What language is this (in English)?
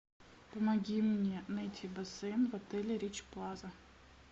Russian